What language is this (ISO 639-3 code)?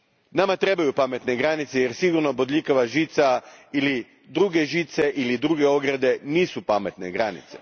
hrv